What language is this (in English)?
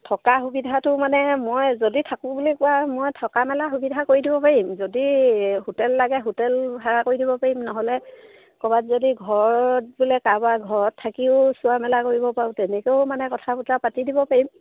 Assamese